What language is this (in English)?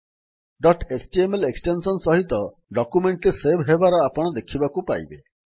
Odia